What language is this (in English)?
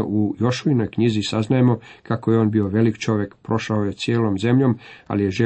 Croatian